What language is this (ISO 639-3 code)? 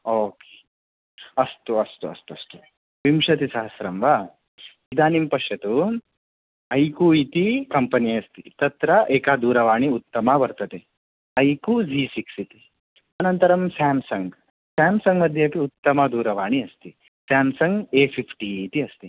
san